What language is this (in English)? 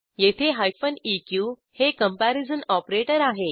Marathi